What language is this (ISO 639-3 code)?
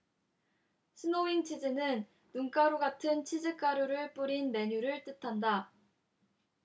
kor